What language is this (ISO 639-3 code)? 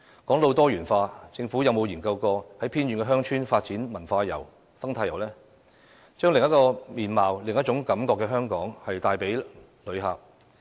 yue